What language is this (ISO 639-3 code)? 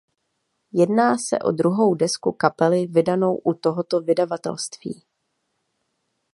ces